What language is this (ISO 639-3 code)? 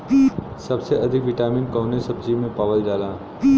bho